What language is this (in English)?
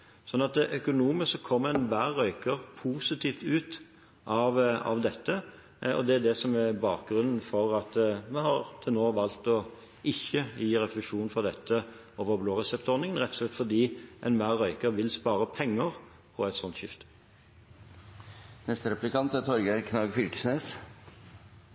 Norwegian Bokmål